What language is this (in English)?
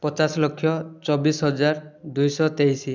Odia